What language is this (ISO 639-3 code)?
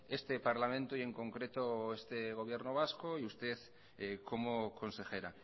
spa